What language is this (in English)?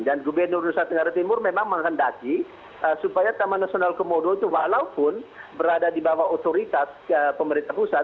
Indonesian